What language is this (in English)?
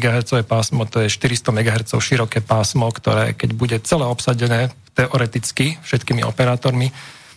Slovak